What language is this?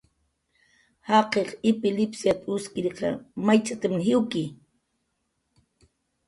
Jaqaru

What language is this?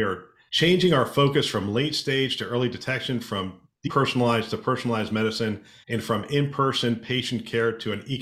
English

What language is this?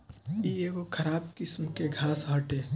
Bhojpuri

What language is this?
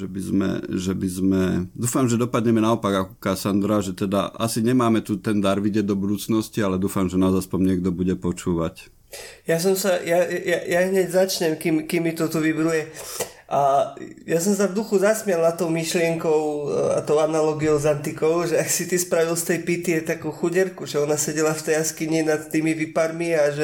Slovak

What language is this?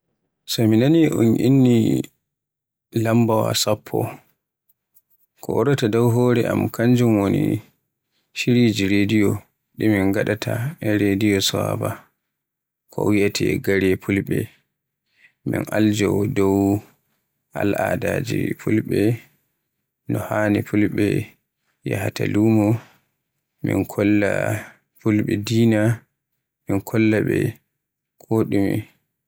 Borgu Fulfulde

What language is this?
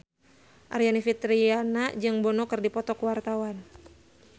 Sundanese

